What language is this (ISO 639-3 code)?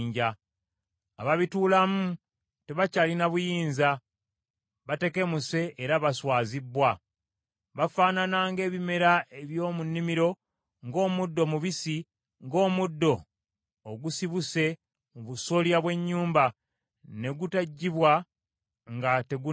lug